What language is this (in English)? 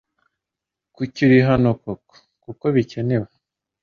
Kinyarwanda